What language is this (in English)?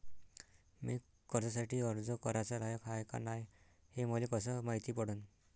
Marathi